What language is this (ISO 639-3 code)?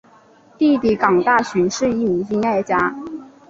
zho